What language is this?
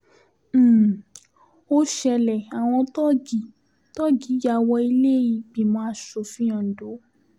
Yoruba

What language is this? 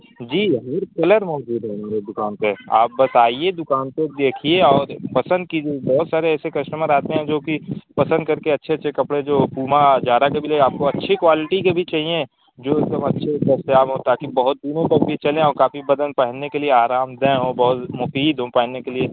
Urdu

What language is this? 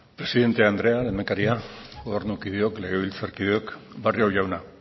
Basque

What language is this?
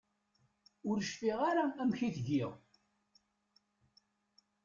Kabyle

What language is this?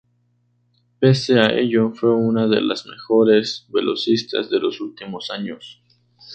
Spanish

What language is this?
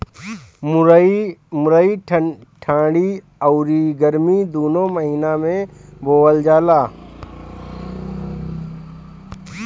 Bhojpuri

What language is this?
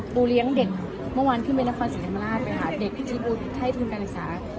Thai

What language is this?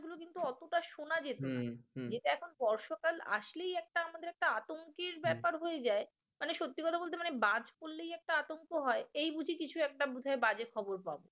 Bangla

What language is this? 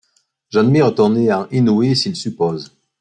French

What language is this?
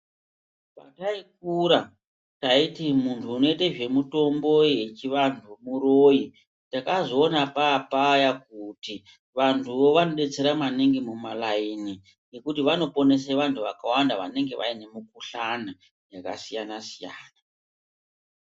Ndau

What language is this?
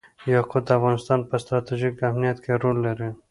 Pashto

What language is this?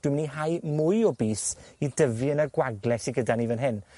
Welsh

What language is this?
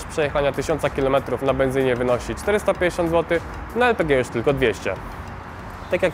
Polish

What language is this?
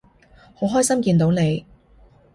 Cantonese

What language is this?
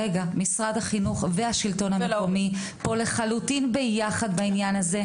Hebrew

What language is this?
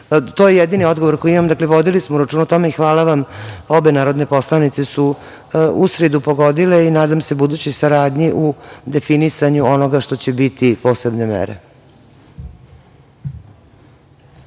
Serbian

